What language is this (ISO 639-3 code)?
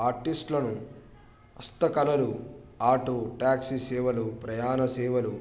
tel